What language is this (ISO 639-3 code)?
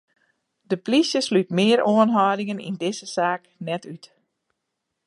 fry